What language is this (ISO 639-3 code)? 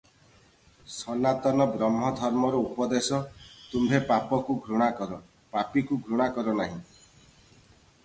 ori